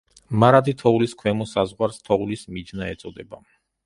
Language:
Georgian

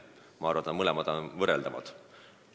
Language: Estonian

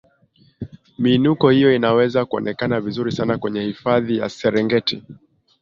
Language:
Swahili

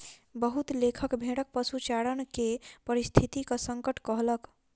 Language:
Maithili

